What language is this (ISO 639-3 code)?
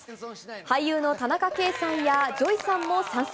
jpn